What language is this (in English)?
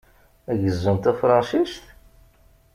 Kabyle